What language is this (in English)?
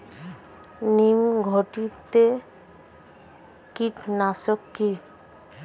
Bangla